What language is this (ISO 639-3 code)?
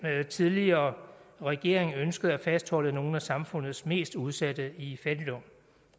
dan